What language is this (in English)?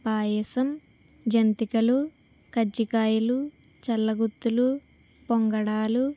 Telugu